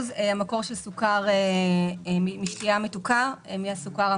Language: Hebrew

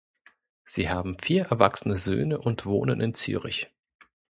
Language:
German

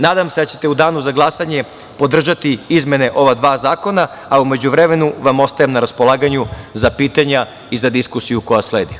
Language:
Serbian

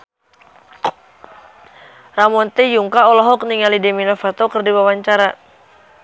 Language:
Sundanese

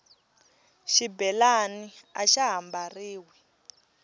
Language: Tsonga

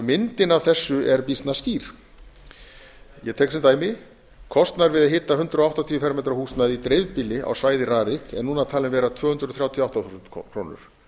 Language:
Icelandic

